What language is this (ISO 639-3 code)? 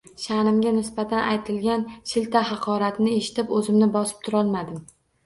uzb